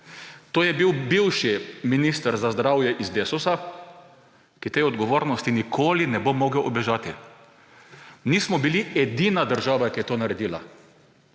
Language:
Slovenian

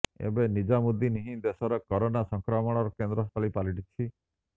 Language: Odia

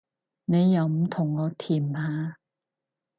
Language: Cantonese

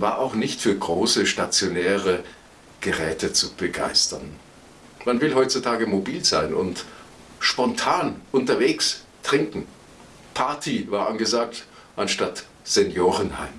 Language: German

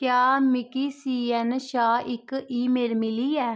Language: Dogri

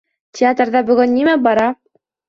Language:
Bashkir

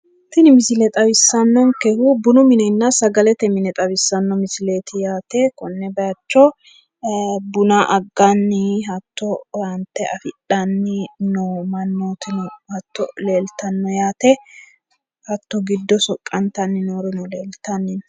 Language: Sidamo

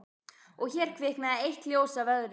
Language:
Icelandic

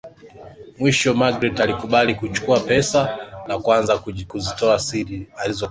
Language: Swahili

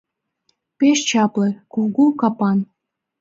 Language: Mari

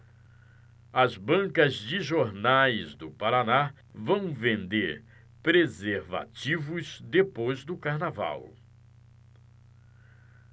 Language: Portuguese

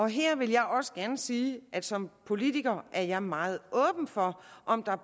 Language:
Danish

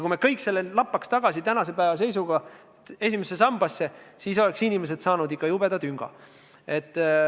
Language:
Estonian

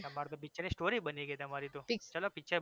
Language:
Gujarati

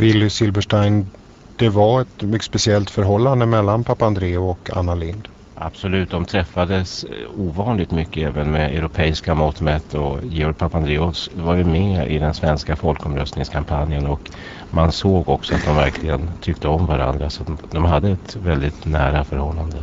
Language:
Swedish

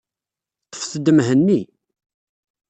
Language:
Kabyle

